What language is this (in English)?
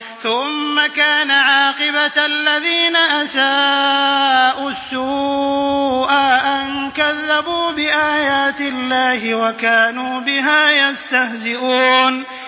Arabic